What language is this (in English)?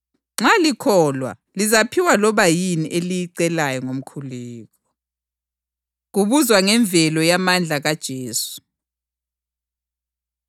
North Ndebele